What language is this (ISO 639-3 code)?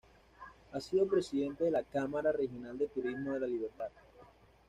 spa